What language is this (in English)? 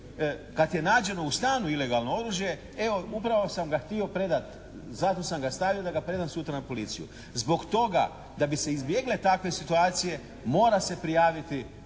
Croatian